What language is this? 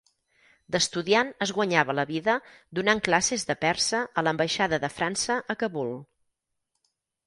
Catalan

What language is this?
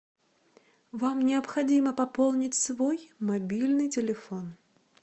Russian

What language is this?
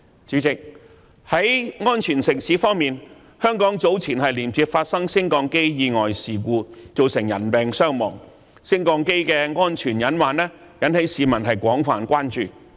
Cantonese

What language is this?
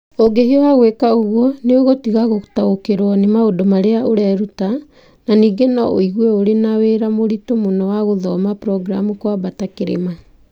Kikuyu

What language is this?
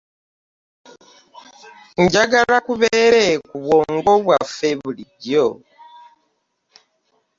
Ganda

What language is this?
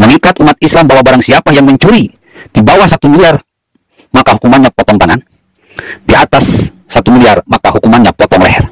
Indonesian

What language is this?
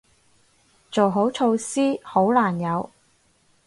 Cantonese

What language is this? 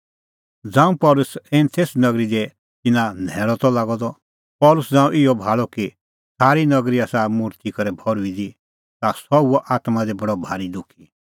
Kullu Pahari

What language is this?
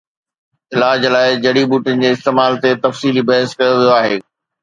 Sindhi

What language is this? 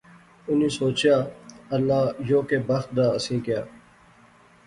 Pahari-Potwari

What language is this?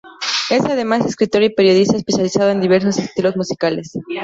Spanish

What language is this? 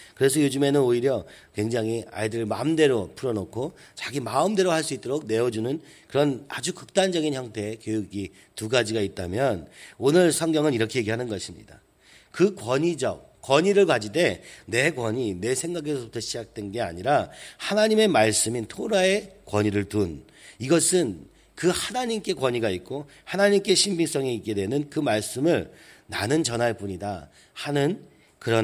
Korean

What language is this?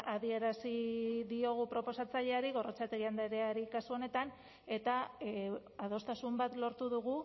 Basque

